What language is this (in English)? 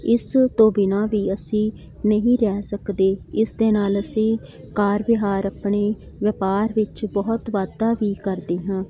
Punjabi